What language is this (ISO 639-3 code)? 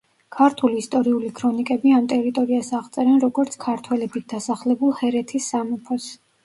kat